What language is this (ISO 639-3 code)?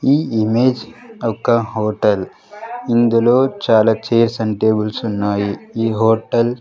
tel